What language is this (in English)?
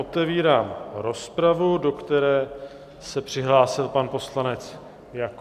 Czech